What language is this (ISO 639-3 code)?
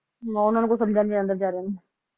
pan